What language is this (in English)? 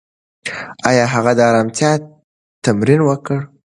Pashto